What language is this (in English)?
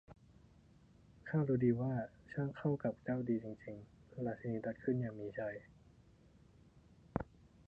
Thai